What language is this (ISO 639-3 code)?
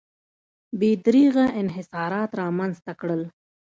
pus